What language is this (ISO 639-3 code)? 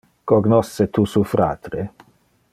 ina